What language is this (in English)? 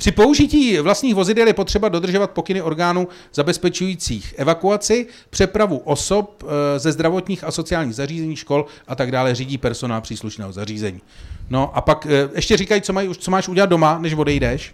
Czech